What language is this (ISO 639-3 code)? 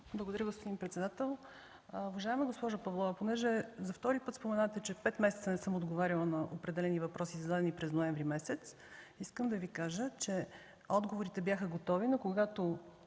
bul